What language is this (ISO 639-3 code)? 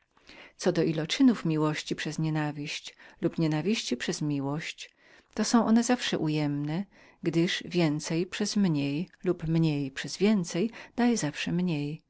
pol